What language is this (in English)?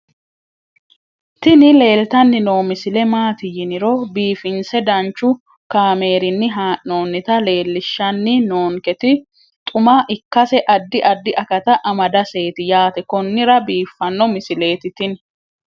Sidamo